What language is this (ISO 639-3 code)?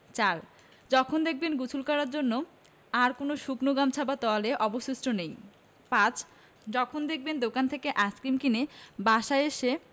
ben